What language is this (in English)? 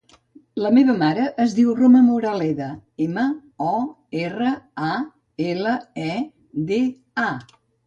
Catalan